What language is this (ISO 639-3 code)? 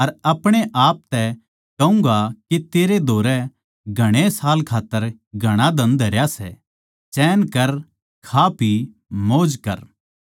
bgc